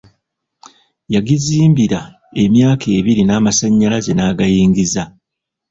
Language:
Ganda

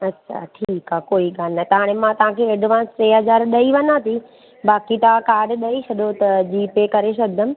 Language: Sindhi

